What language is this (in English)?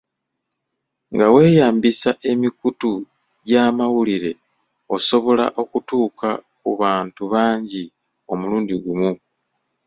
Ganda